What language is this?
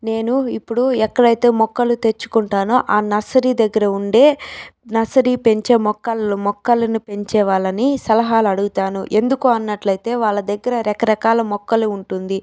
Telugu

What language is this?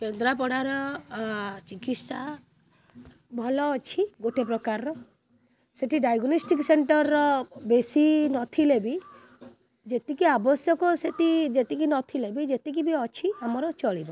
Odia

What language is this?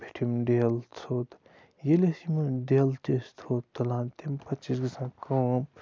Kashmiri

